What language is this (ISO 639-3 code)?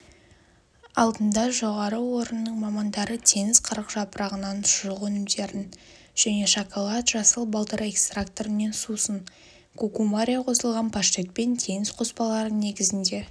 kaz